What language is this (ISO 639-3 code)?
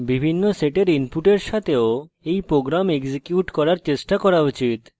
ben